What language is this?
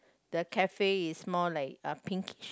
English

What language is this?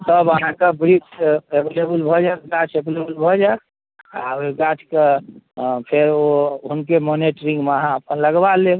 Maithili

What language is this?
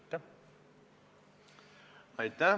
Estonian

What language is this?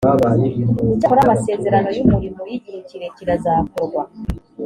Kinyarwanda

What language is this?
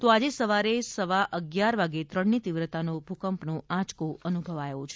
Gujarati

